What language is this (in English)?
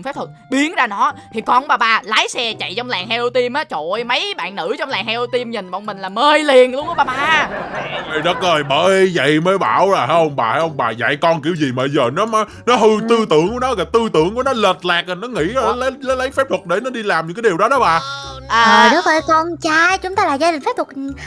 Vietnamese